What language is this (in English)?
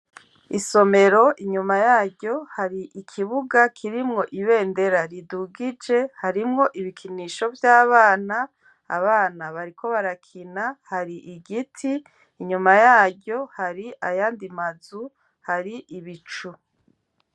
Rundi